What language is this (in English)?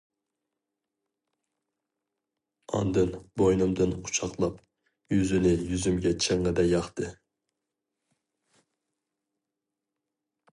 Uyghur